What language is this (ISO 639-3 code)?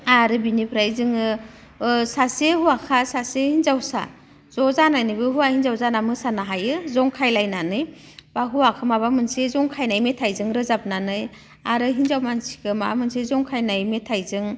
brx